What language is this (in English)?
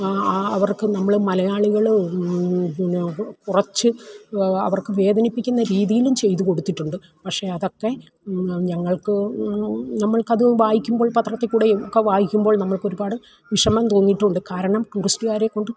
Malayalam